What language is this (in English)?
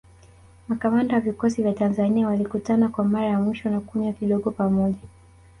Swahili